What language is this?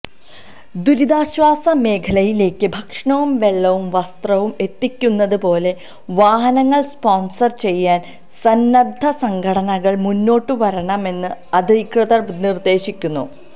Malayalam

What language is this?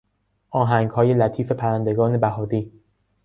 Persian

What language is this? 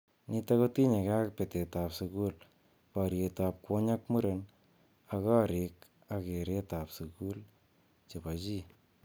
Kalenjin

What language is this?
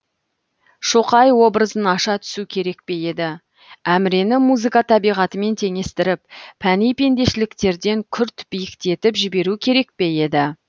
Kazakh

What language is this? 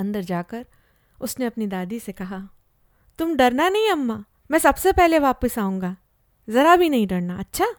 Hindi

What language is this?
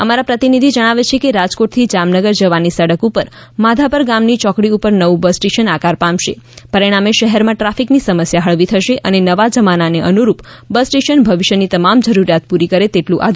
Gujarati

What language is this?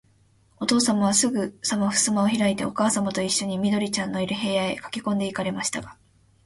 Japanese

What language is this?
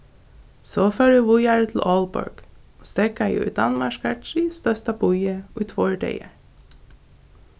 Faroese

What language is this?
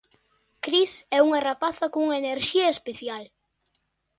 Galician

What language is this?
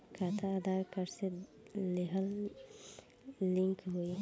Bhojpuri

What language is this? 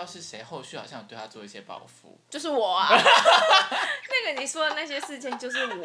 Chinese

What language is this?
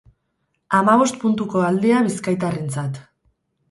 Basque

